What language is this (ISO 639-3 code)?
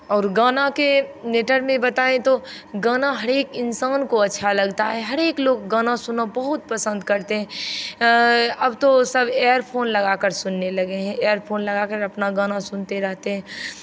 hin